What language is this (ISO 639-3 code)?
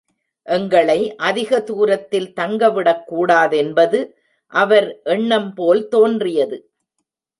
tam